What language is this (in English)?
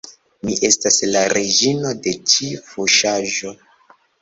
Esperanto